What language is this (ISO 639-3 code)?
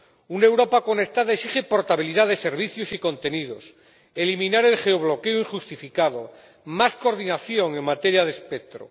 spa